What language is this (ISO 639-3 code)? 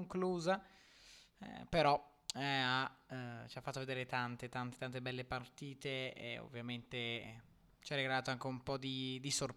ita